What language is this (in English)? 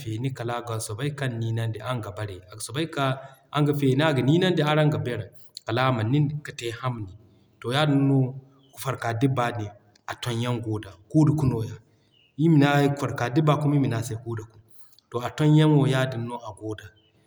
Zarma